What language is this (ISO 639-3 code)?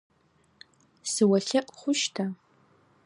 ady